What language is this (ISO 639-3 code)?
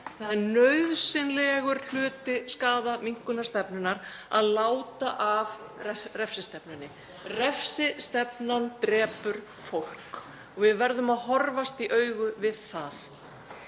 isl